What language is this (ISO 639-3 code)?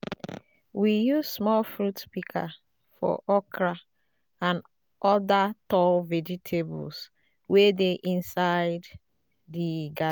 pcm